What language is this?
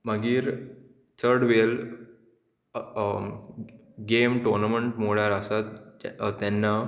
Konkani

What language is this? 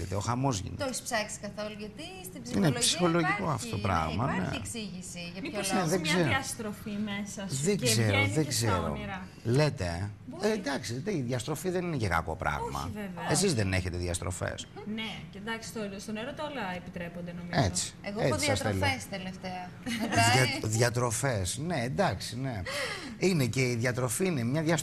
Greek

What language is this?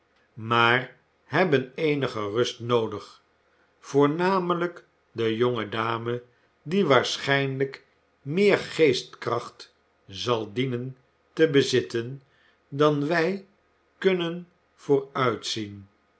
Dutch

